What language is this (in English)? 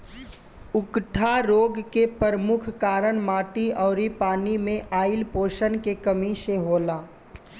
Bhojpuri